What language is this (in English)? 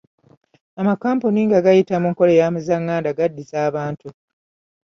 Ganda